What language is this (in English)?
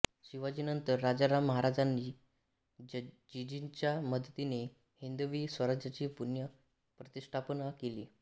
Marathi